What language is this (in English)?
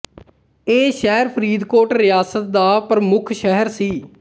Punjabi